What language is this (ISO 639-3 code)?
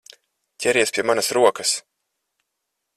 lav